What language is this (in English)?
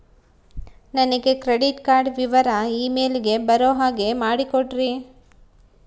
Kannada